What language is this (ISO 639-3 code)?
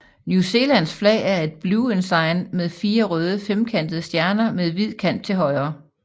dan